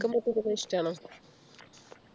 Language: Malayalam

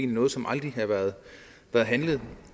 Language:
Danish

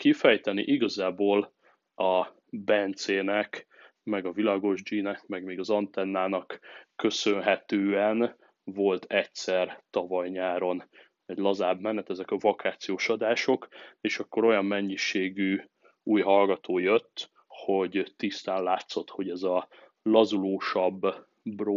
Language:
Hungarian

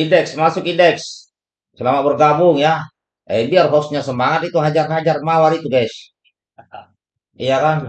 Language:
Indonesian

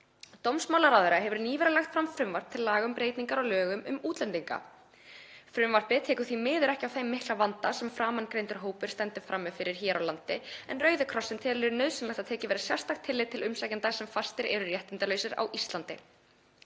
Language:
Icelandic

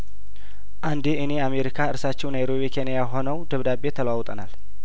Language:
Amharic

